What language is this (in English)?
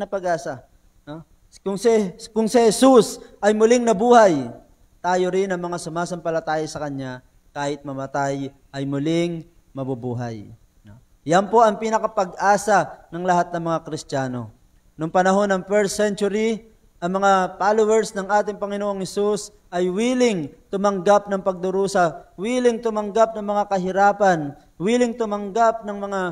Filipino